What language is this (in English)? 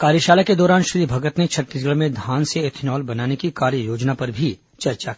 Hindi